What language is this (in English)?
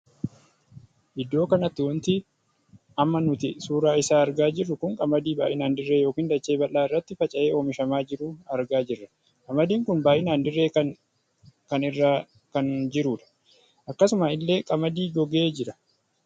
Oromo